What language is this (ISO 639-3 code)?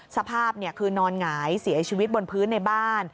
tha